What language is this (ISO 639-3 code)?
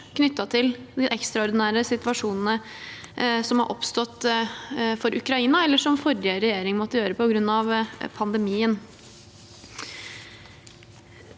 nor